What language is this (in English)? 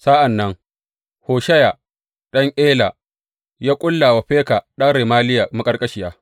Hausa